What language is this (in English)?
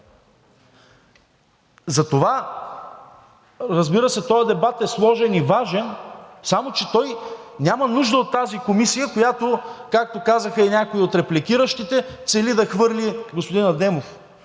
Bulgarian